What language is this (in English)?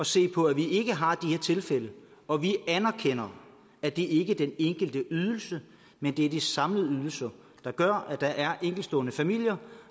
Danish